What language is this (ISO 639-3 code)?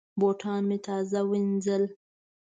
pus